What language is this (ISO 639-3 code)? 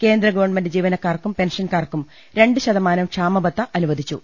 mal